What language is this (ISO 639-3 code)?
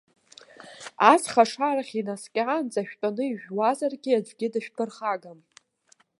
abk